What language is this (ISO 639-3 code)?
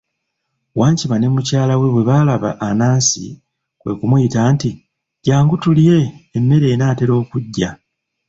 lug